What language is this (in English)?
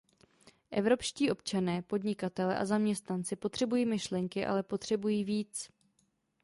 Czech